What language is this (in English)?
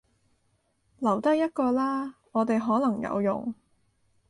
Cantonese